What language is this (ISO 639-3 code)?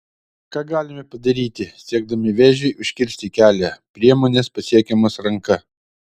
lit